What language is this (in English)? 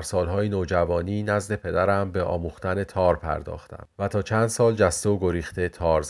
Persian